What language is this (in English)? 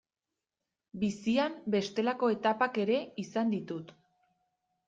Basque